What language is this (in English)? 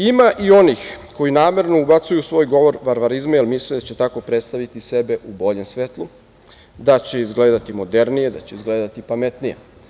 Serbian